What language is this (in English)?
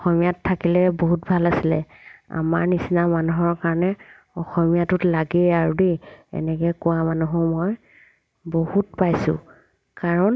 Assamese